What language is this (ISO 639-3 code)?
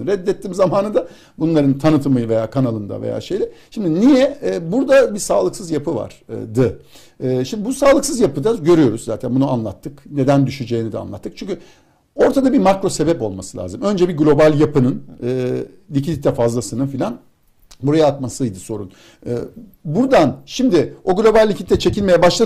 tur